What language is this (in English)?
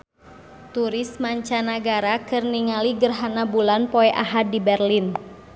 Sundanese